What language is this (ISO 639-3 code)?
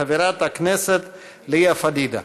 heb